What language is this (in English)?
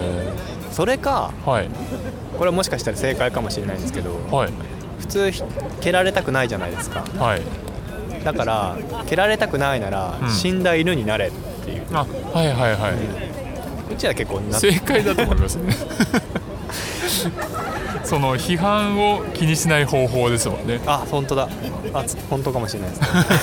Japanese